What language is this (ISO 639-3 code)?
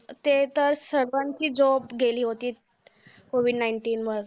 mar